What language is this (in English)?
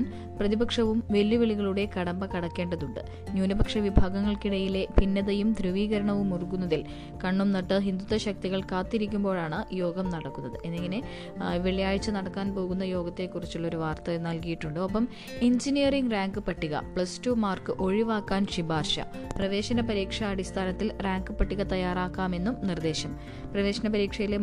Malayalam